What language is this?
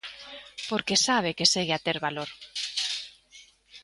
Galician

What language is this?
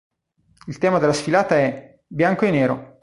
Italian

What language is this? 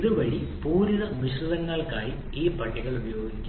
Malayalam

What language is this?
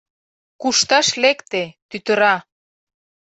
Mari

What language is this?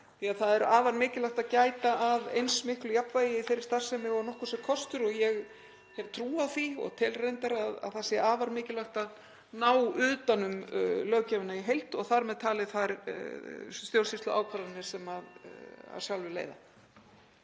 Icelandic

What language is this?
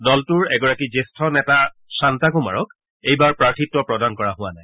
Assamese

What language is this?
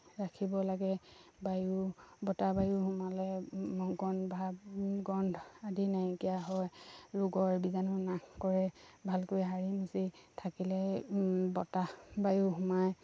Assamese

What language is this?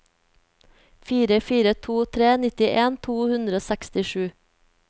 Norwegian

